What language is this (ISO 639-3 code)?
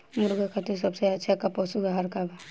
bho